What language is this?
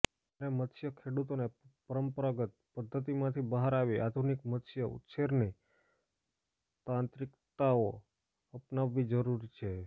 Gujarati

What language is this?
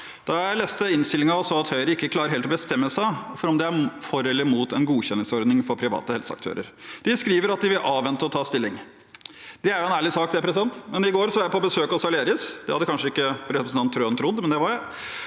Norwegian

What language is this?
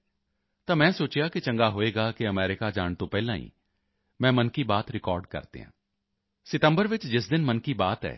Punjabi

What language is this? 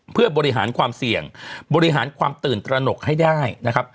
Thai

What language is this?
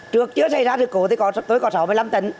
Vietnamese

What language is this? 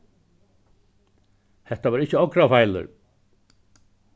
Faroese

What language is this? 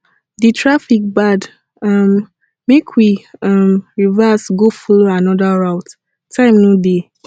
Nigerian Pidgin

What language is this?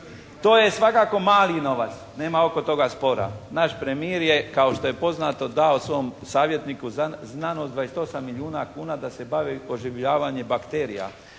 Croatian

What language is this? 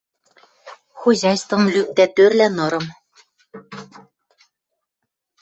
Western Mari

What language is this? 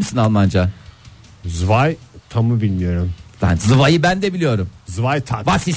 Turkish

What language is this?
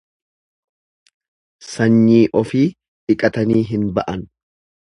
Oromo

